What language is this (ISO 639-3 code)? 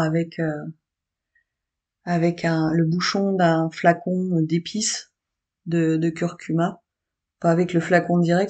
fra